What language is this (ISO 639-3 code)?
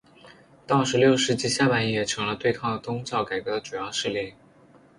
zho